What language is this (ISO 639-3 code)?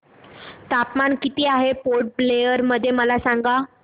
mar